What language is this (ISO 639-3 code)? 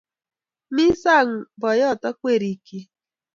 kln